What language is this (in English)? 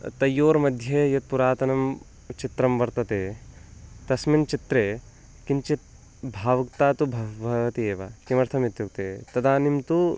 Sanskrit